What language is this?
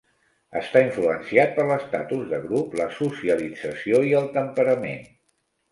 Catalan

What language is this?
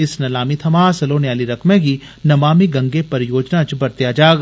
Dogri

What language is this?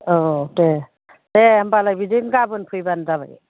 Bodo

